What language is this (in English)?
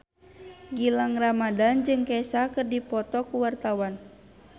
Sundanese